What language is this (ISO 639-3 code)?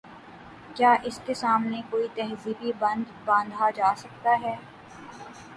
urd